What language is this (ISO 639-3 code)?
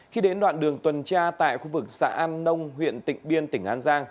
vie